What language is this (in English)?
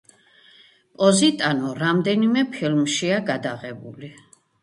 Georgian